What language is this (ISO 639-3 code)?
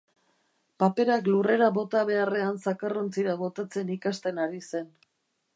eus